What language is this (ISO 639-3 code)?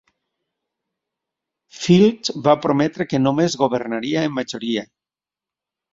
cat